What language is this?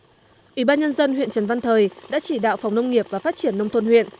Vietnamese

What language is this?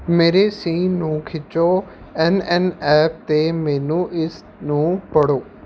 Punjabi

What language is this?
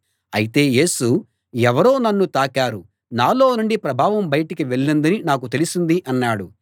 Telugu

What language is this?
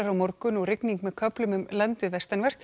Icelandic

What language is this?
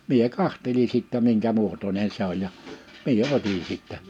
Finnish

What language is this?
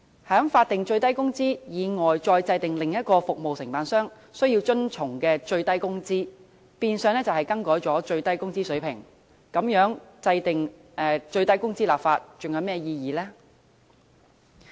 Cantonese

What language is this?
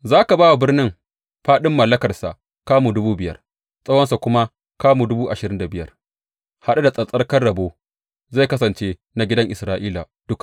Hausa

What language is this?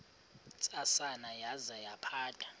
Xhosa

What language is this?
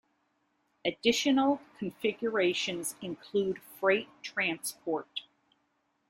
English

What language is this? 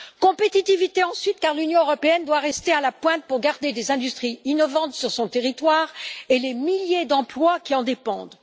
French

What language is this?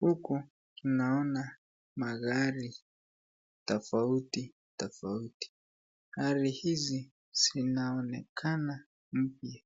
Swahili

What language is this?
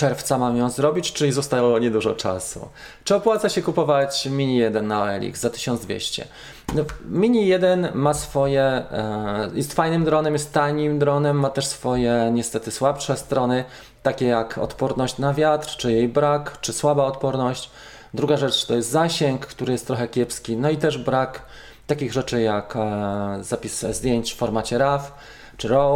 Polish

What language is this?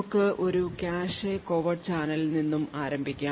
Malayalam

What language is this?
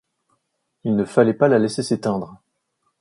French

